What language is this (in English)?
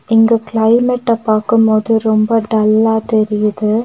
Tamil